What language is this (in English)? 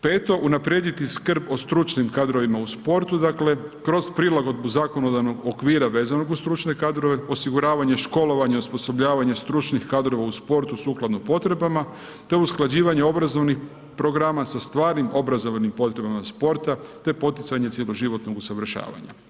Croatian